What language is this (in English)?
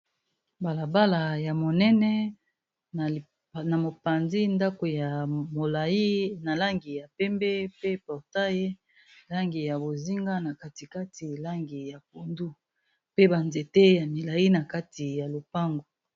Lingala